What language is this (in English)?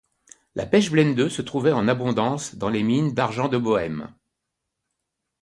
French